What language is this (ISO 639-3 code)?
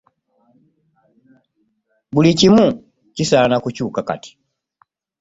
lug